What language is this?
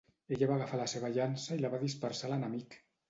Catalan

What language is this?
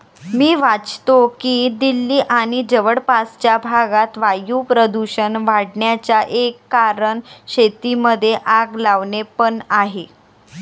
Marathi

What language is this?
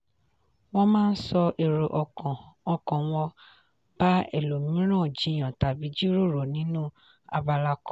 Yoruba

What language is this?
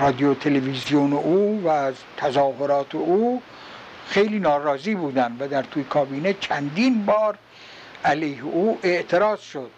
Persian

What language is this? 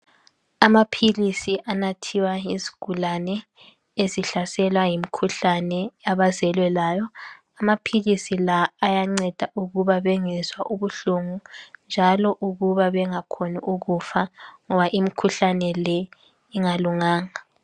North Ndebele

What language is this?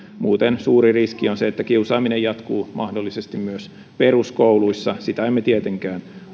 Finnish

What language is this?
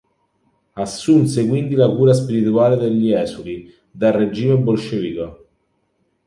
Italian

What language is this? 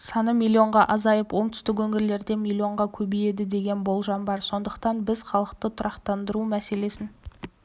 Kazakh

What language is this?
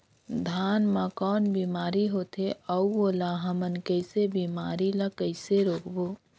Chhattisgarhi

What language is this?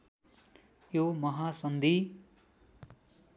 Nepali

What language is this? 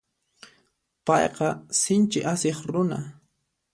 Puno Quechua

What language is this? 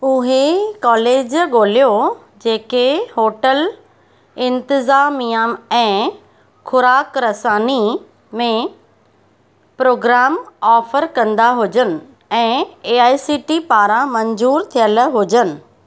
Sindhi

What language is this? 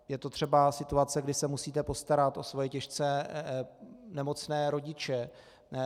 Czech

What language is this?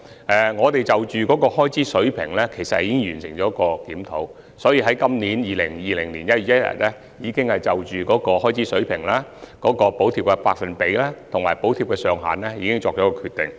Cantonese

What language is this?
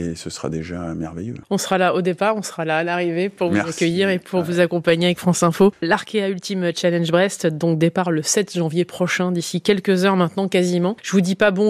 French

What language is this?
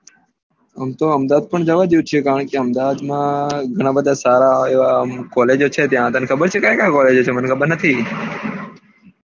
Gujarati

